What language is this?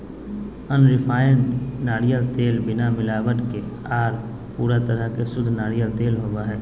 Magahi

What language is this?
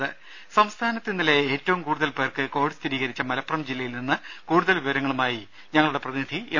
Malayalam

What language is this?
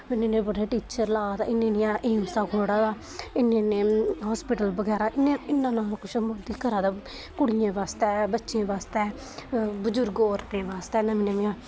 Dogri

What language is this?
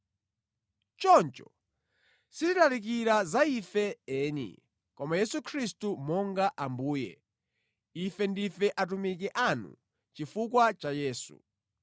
Nyanja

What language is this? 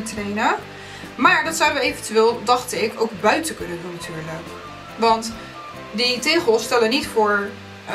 Dutch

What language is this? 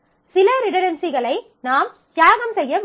Tamil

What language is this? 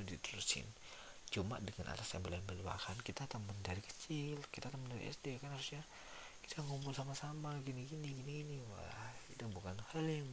Indonesian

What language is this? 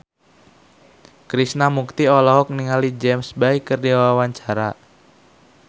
Sundanese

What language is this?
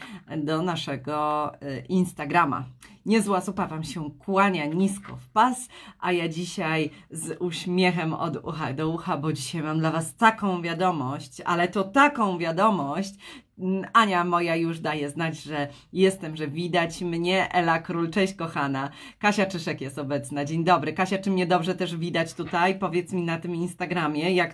Polish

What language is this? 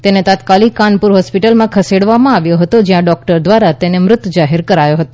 Gujarati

